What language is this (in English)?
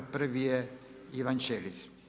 Croatian